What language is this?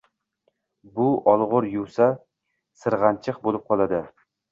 Uzbek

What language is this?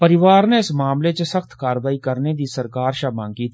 Dogri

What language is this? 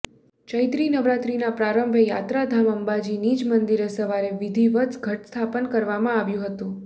Gujarati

